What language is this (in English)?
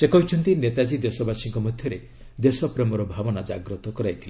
Odia